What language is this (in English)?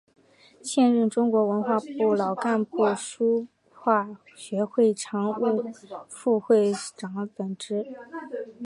Chinese